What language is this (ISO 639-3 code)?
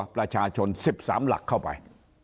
tha